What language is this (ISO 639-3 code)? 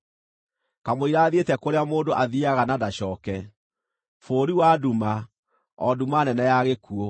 kik